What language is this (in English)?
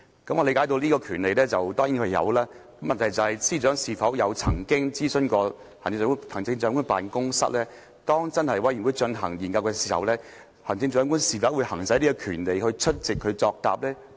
Cantonese